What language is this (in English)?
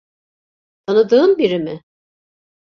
Turkish